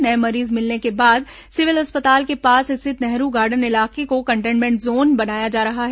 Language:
Hindi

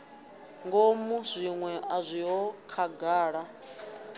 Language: Venda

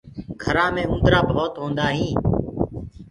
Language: Gurgula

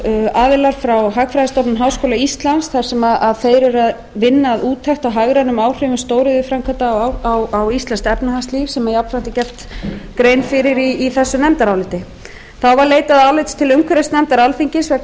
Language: Icelandic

